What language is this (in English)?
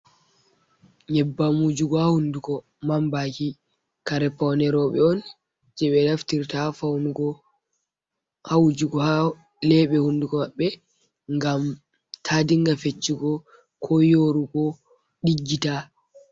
Fula